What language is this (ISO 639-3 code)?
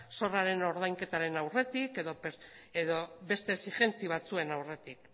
eus